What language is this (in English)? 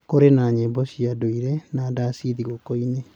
Kikuyu